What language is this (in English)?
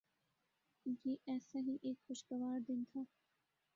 Urdu